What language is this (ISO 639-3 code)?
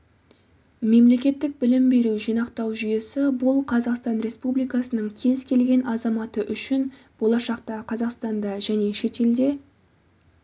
kaz